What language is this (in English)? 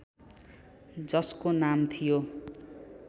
Nepali